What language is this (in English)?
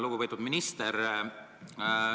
Estonian